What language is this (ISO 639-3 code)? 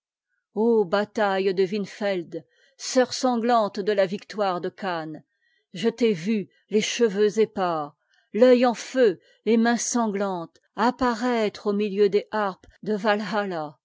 fra